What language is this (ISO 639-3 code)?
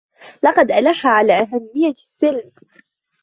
ara